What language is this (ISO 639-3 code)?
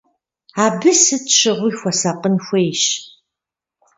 kbd